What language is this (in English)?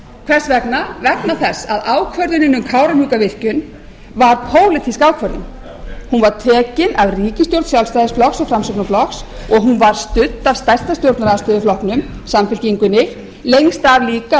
Icelandic